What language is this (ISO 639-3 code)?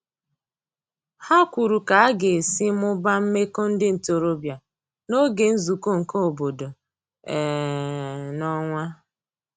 ibo